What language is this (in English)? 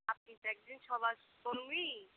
Bangla